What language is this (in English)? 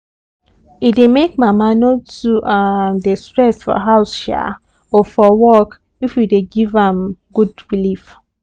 Nigerian Pidgin